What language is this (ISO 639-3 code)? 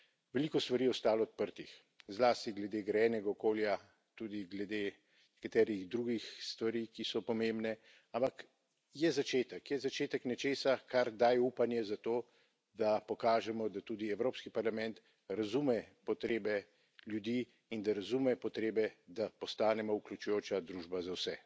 slv